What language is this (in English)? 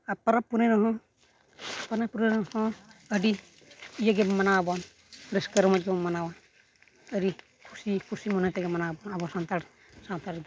Santali